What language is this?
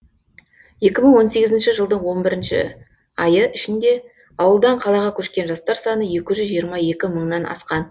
Kazakh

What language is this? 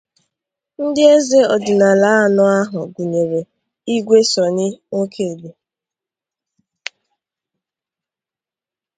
Igbo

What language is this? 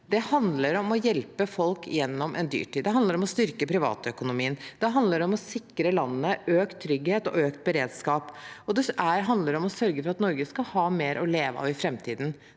Norwegian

